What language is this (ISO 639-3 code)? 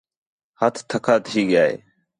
xhe